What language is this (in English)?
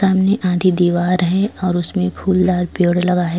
Hindi